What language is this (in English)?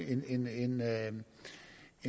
Danish